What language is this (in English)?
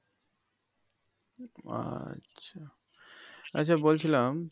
Bangla